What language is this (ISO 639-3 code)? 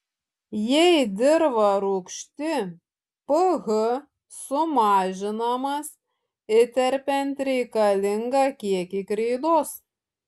lit